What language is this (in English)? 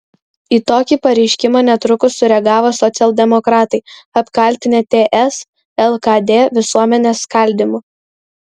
Lithuanian